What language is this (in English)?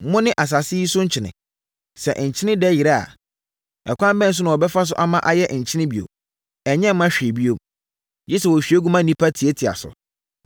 Akan